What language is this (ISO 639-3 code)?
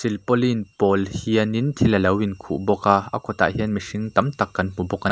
lus